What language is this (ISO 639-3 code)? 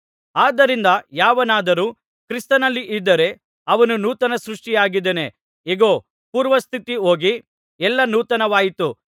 kan